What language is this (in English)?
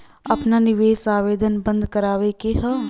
Bhojpuri